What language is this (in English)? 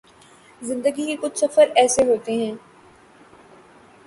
Urdu